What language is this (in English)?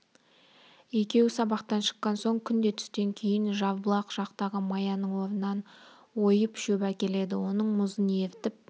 Kazakh